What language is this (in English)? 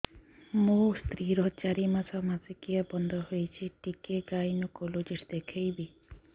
Odia